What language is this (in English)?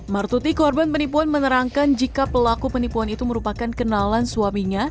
Indonesian